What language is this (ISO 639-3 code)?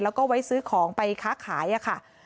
tha